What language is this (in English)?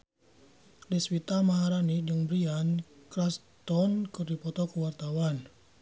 Sundanese